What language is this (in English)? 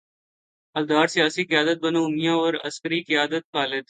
Urdu